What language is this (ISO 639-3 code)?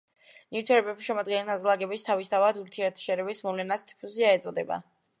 kat